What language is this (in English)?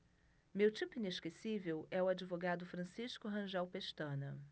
Portuguese